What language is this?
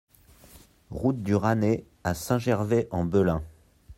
French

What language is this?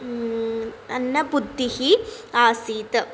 Sanskrit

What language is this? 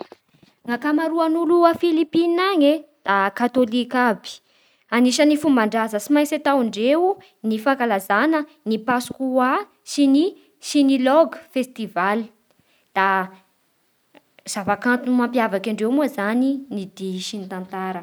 Bara Malagasy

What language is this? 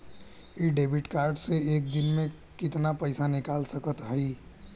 Bhojpuri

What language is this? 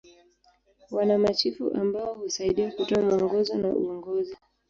Swahili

